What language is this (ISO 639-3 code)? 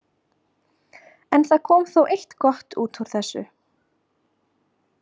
isl